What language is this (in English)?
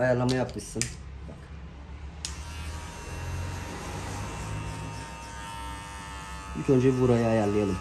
Turkish